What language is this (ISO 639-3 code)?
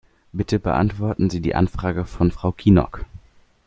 deu